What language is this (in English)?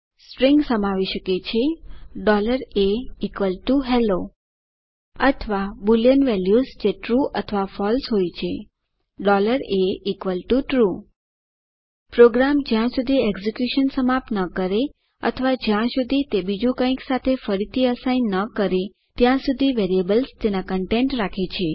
Gujarati